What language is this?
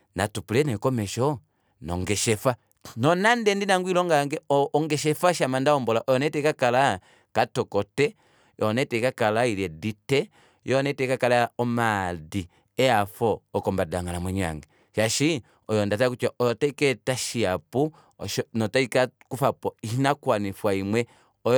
Kuanyama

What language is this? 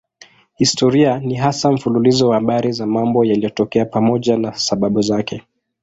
Swahili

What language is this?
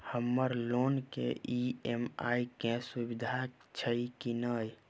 Maithili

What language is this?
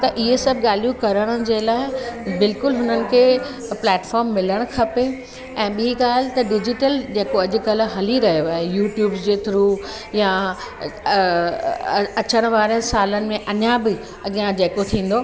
Sindhi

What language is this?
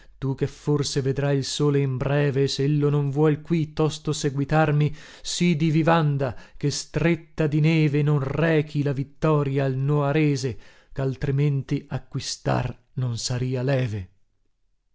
Italian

